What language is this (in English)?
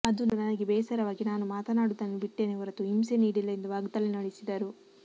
Kannada